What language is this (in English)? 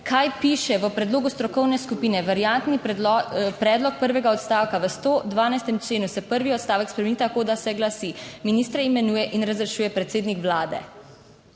Slovenian